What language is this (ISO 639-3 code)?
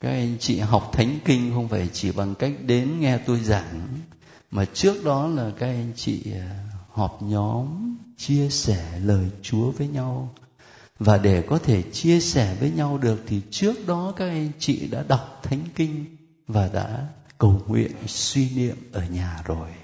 vie